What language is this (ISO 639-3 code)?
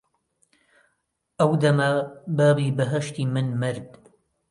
ckb